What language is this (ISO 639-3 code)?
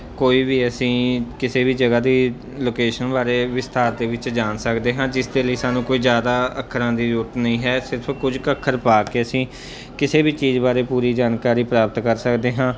pan